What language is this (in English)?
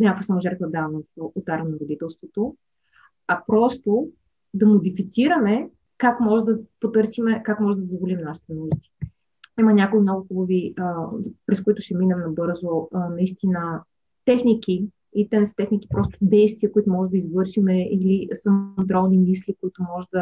Bulgarian